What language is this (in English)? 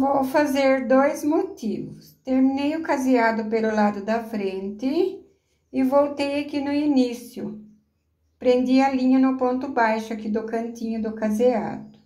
Portuguese